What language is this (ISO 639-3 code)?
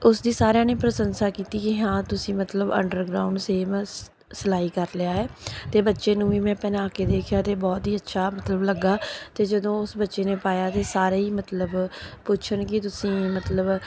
pan